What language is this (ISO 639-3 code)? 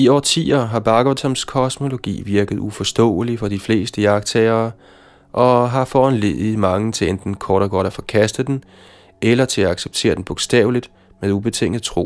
dan